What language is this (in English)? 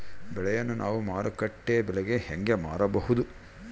Kannada